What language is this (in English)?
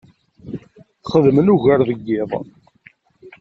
Kabyle